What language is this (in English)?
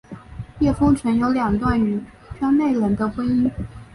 Chinese